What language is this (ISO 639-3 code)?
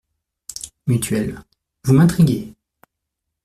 fra